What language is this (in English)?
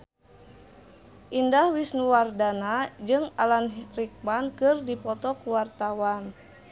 Sundanese